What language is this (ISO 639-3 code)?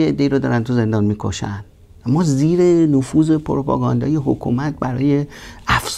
fas